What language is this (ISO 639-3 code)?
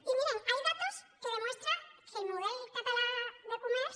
cat